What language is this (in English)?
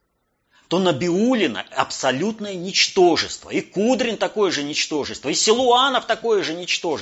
Russian